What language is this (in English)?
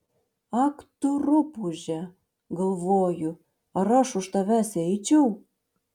Lithuanian